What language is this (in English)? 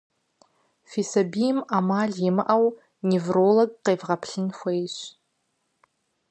Kabardian